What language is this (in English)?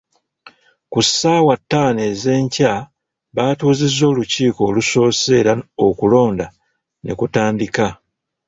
Ganda